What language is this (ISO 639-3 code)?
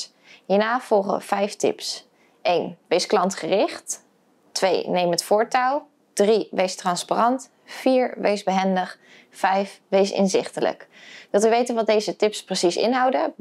nld